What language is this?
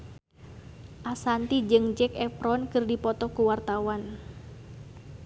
Sundanese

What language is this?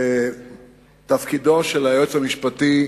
Hebrew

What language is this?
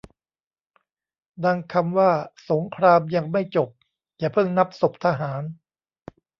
Thai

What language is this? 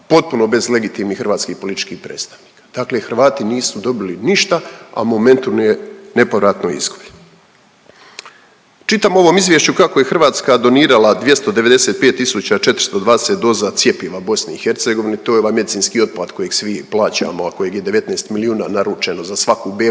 Croatian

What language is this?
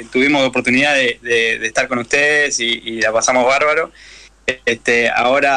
Spanish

